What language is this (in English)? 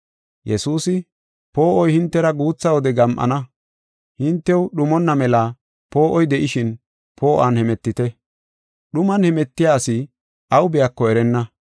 Gofa